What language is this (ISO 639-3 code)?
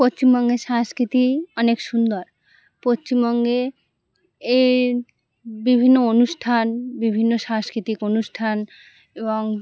ben